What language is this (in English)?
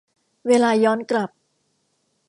Thai